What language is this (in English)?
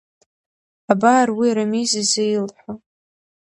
Abkhazian